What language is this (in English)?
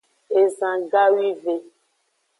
Aja (Benin)